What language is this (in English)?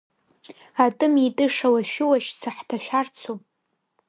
Abkhazian